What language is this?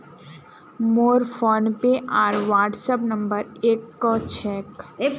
Magahi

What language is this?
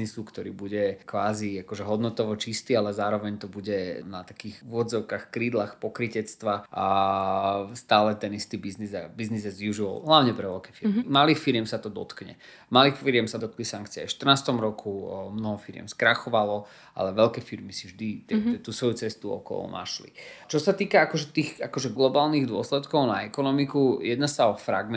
Slovak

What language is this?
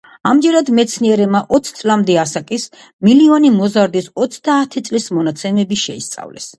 Georgian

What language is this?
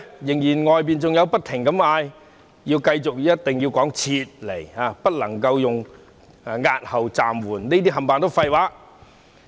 Cantonese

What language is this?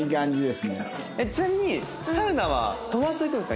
Japanese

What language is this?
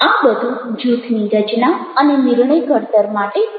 Gujarati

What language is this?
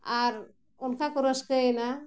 Santali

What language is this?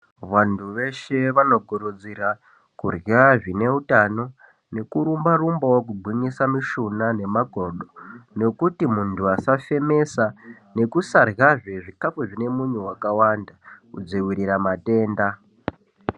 Ndau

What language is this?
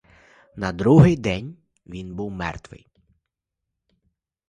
Ukrainian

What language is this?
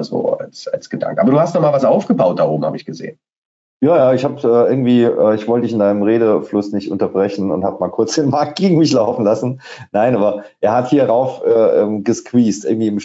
German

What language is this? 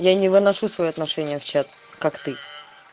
Russian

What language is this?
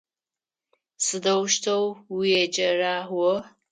Adyghe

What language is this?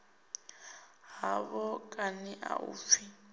Venda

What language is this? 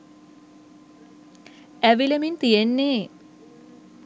Sinhala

